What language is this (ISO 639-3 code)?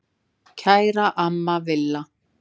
isl